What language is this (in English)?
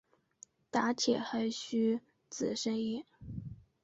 Chinese